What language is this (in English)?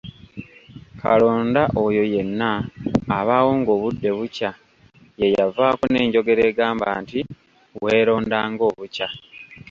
Ganda